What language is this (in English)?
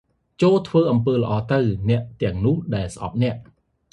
Khmer